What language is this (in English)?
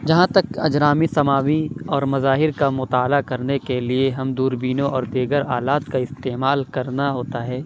Urdu